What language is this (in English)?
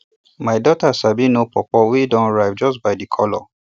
Nigerian Pidgin